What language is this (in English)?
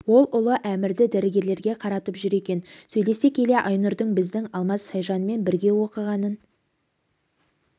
Kazakh